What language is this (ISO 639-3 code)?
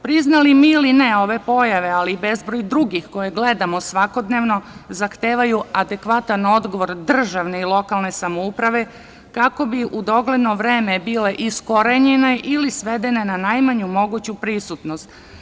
srp